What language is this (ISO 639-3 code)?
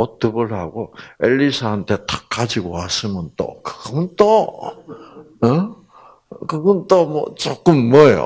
kor